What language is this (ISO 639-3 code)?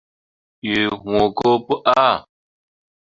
mua